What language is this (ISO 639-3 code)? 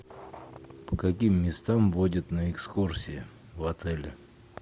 rus